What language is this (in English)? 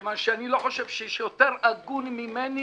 Hebrew